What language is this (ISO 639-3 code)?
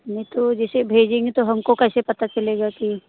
hin